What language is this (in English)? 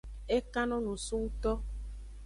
Aja (Benin)